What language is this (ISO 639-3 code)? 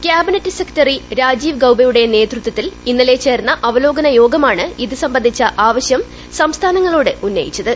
mal